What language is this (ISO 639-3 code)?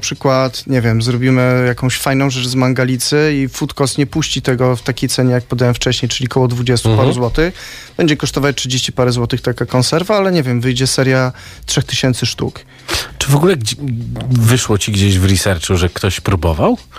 pol